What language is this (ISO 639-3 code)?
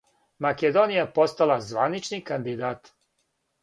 srp